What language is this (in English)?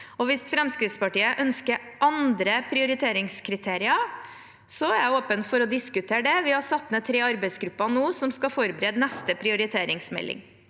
Norwegian